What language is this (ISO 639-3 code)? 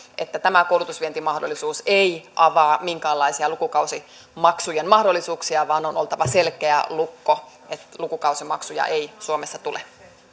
fin